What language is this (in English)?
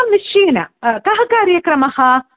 Sanskrit